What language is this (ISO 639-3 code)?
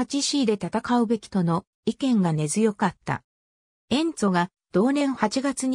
jpn